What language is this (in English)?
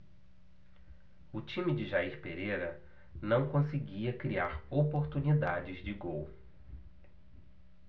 Portuguese